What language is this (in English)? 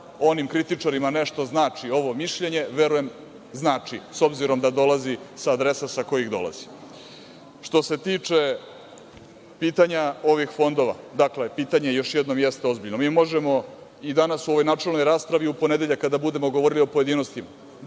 Serbian